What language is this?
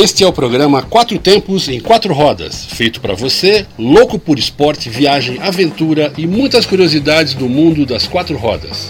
Portuguese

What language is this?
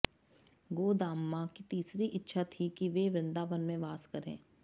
Sanskrit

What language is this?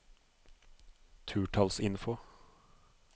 Norwegian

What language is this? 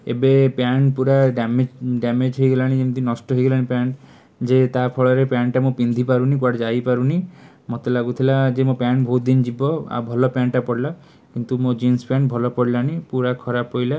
Odia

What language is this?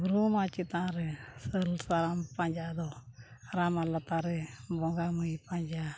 Santali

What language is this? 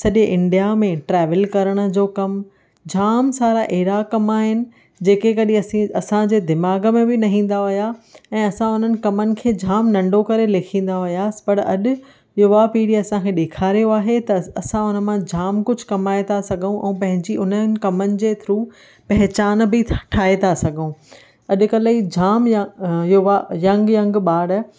Sindhi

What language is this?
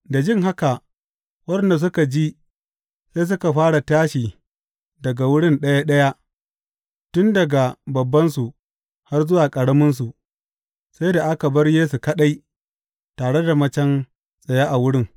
Hausa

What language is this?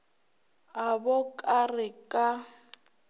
Northern Sotho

